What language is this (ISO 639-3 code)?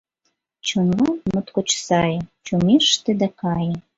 chm